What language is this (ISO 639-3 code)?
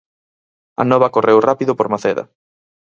glg